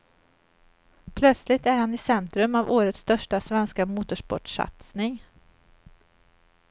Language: Swedish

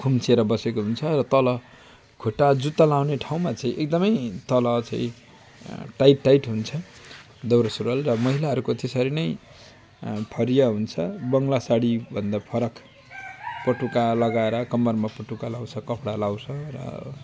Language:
Nepali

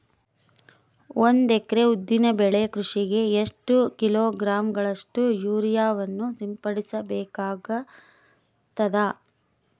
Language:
Kannada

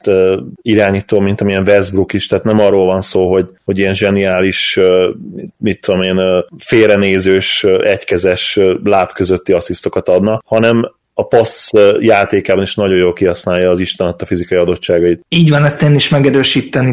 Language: Hungarian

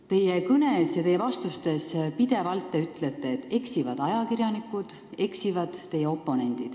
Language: Estonian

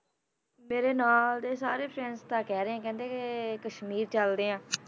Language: Punjabi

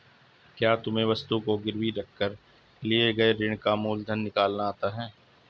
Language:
Hindi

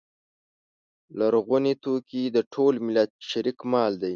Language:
Pashto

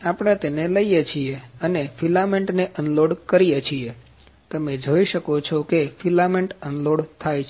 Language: Gujarati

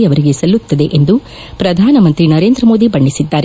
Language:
Kannada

